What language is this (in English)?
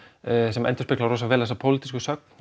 Icelandic